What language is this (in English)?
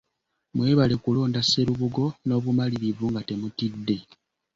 Ganda